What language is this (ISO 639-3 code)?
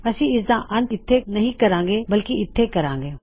pan